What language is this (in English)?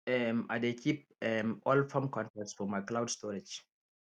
Nigerian Pidgin